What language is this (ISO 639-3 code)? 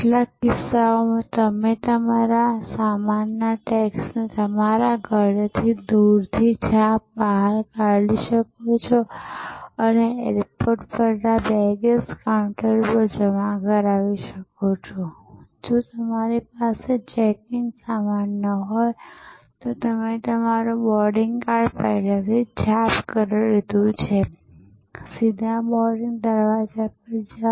guj